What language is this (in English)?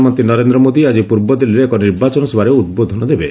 Odia